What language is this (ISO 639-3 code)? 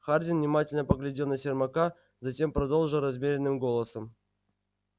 rus